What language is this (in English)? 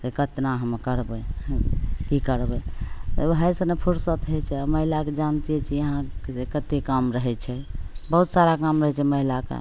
Maithili